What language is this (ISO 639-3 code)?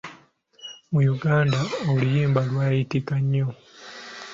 lug